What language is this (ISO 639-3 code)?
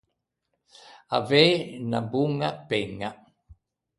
lij